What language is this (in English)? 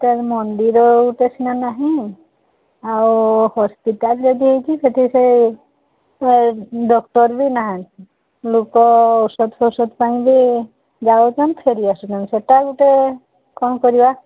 Odia